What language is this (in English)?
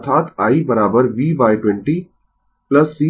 Hindi